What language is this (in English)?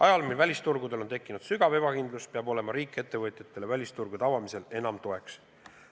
Estonian